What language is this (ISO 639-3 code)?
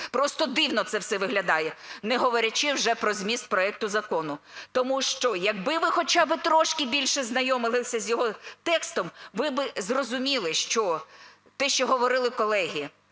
ukr